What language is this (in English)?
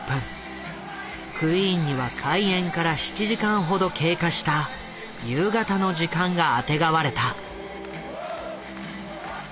Japanese